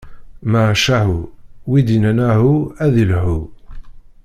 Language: Kabyle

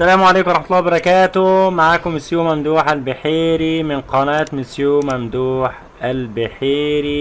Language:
Arabic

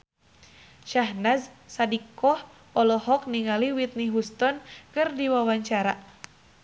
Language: Sundanese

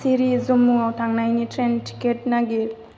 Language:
Bodo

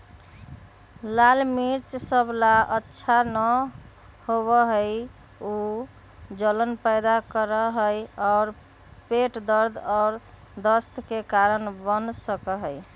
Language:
Magahi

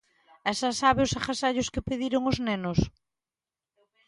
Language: Galician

